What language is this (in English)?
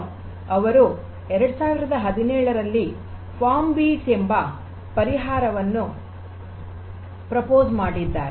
Kannada